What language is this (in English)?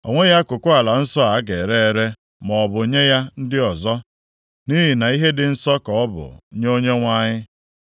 Igbo